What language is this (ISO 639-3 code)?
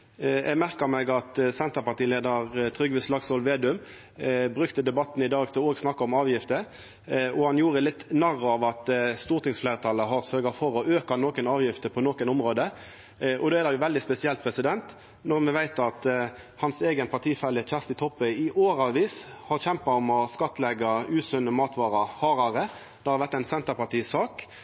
nno